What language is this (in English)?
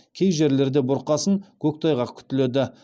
Kazakh